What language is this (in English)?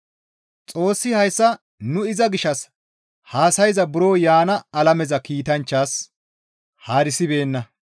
Gamo